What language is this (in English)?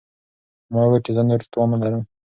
Pashto